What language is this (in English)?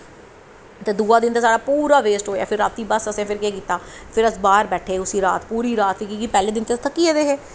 Dogri